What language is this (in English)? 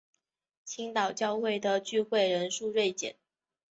Chinese